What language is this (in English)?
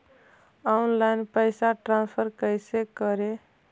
Magahi